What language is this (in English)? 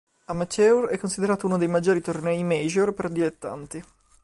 Italian